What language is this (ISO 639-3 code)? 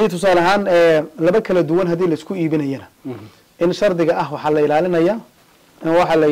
ara